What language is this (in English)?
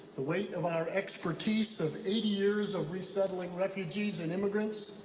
English